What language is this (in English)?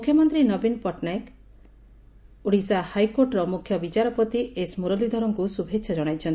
Odia